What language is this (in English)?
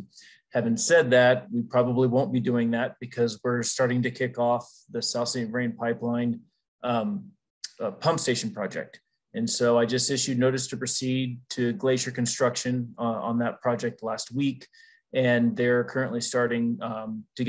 English